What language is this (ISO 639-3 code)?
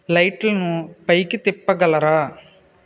tel